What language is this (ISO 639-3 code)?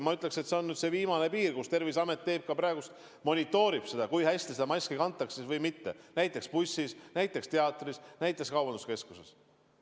est